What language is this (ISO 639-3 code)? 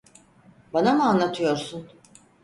tur